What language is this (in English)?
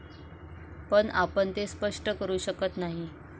Marathi